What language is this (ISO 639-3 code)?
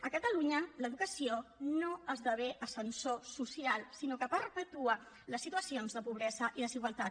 cat